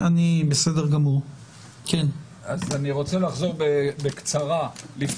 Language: Hebrew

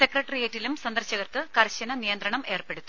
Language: Malayalam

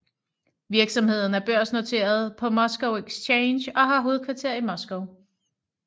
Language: Danish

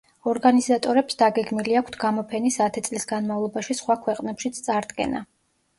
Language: Georgian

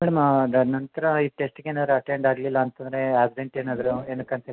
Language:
Kannada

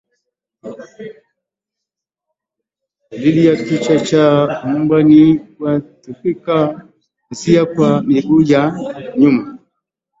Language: Swahili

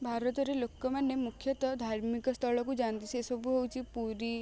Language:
Odia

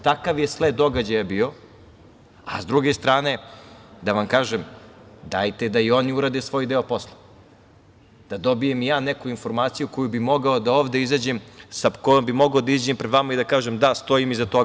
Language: Serbian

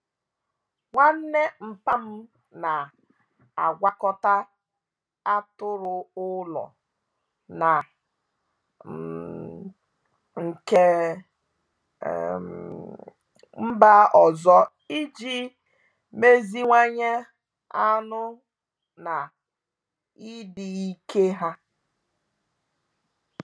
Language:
Igbo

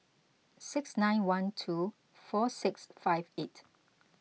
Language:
English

